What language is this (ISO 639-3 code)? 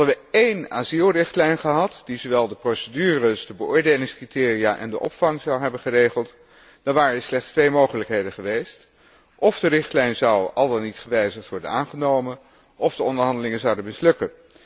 nld